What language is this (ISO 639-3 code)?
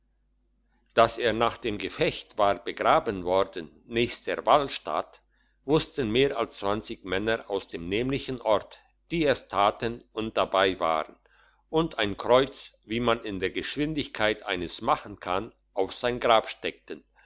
deu